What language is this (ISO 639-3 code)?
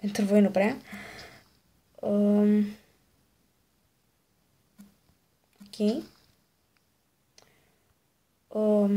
ron